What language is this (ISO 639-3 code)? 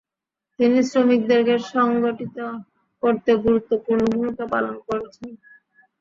ben